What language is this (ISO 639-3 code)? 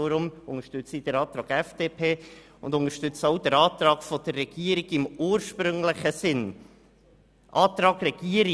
gsw